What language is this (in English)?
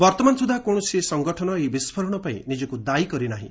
Odia